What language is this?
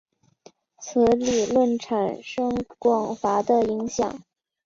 Chinese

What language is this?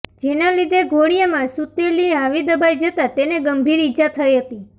Gujarati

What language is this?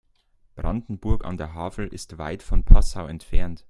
German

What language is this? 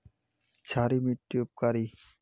Magahi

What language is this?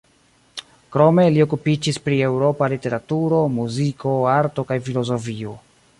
Esperanto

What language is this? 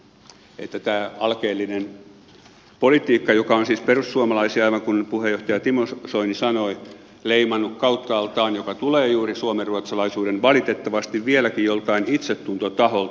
Finnish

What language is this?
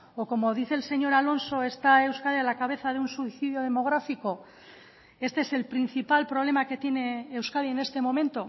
Spanish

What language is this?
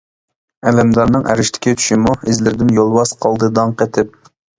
Uyghur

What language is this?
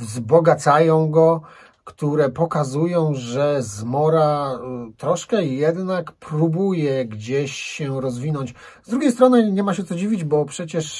Polish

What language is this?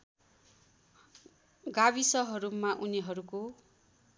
Nepali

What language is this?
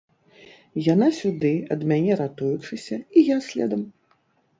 Belarusian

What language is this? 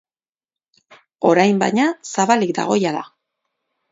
Basque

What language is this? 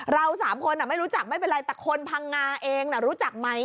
Thai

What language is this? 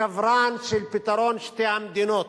Hebrew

